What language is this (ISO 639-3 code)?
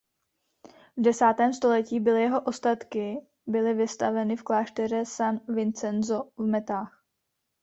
ces